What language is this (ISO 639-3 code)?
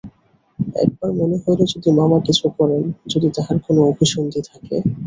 ben